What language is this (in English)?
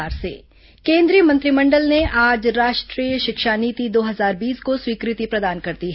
Hindi